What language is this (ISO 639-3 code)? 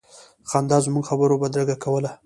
pus